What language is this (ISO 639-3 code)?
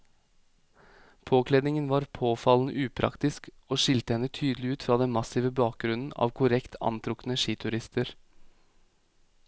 nor